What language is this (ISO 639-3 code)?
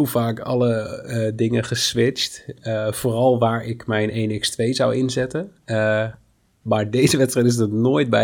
nld